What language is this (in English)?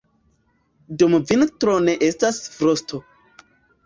Esperanto